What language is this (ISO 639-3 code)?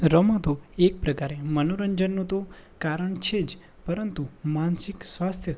guj